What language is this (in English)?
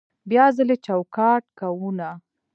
Pashto